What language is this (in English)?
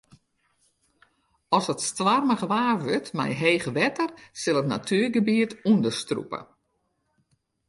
Western Frisian